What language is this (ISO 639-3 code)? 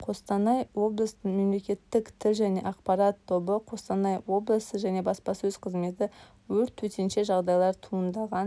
kaz